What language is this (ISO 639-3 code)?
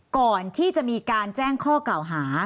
tha